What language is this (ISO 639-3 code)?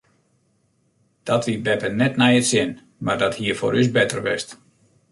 fry